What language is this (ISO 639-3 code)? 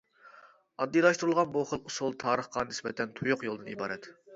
uig